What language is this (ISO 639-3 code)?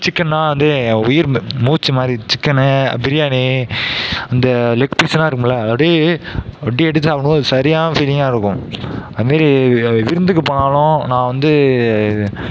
tam